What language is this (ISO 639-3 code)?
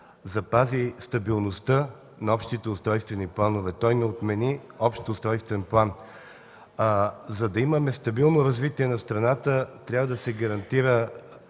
bul